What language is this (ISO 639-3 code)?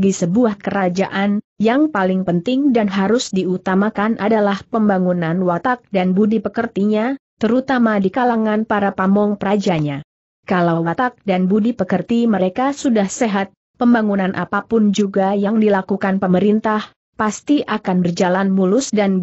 ind